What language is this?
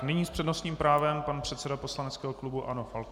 Czech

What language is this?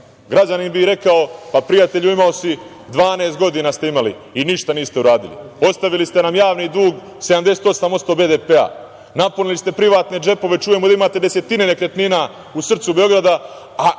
Serbian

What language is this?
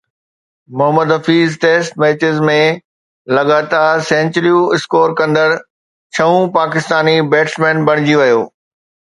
Sindhi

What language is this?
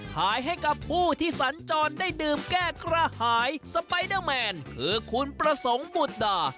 Thai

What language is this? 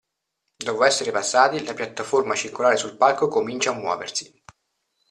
Italian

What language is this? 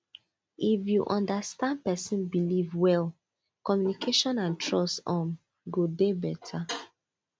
Nigerian Pidgin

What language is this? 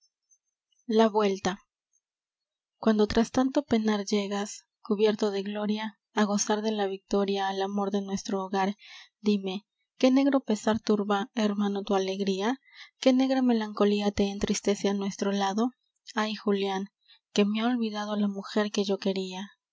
Spanish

